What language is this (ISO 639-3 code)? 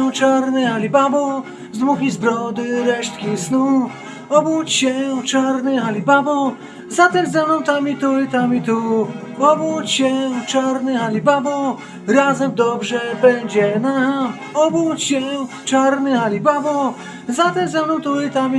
pol